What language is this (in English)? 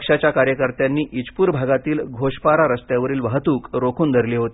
Marathi